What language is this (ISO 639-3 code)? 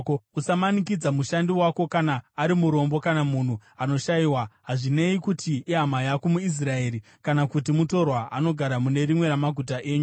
sna